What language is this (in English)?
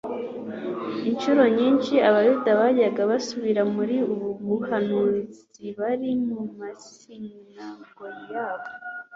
Kinyarwanda